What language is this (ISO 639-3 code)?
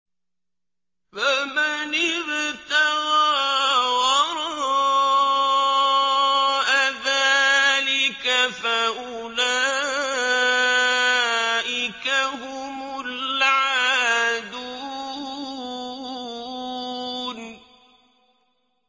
ara